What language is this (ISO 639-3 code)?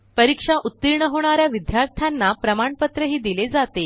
mar